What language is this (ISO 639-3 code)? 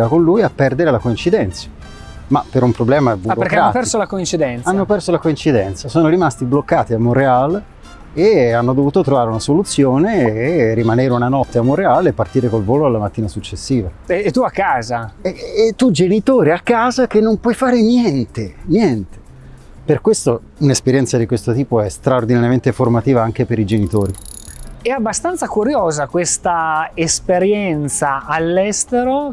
ita